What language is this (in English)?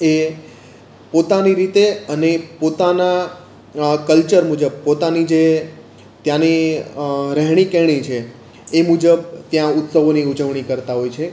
Gujarati